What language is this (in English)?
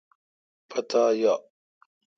Kalkoti